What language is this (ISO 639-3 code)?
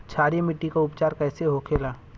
bho